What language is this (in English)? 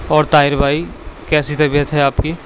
Urdu